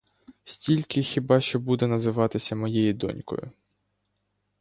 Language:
Ukrainian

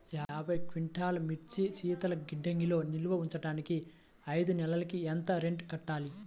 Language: Telugu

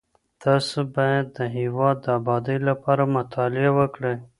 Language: Pashto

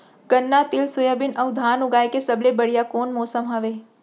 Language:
Chhattisgarhi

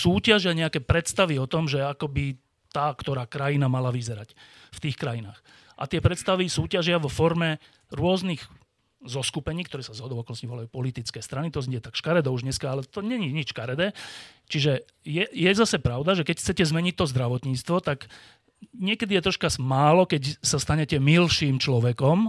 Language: Slovak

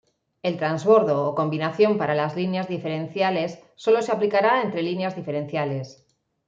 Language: Spanish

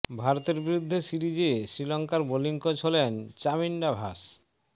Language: Bangla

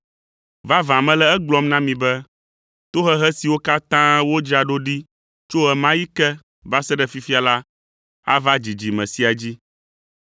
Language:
Ewe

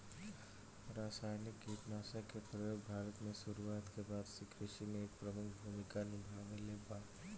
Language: Bhojpuri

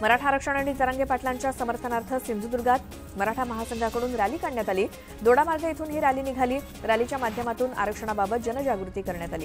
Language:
Romanian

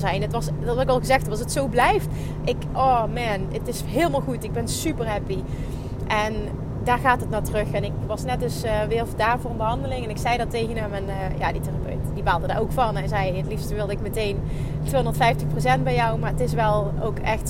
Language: Dutch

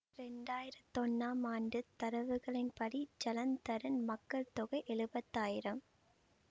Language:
Tamil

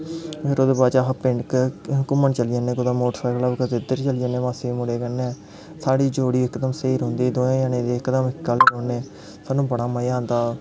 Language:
Dogri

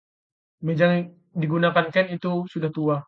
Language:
Indonesian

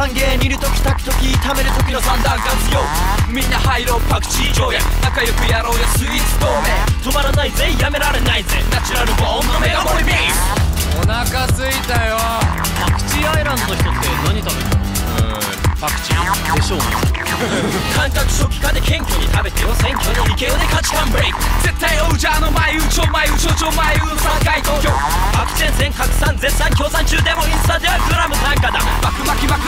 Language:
Japanese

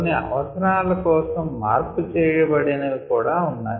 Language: Telugu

